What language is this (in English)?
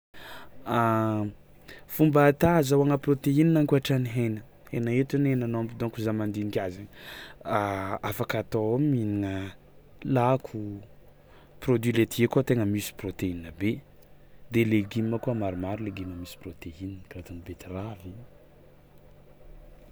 Tsimihety Malagasy